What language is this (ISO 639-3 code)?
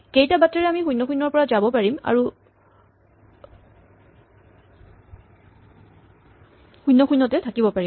asm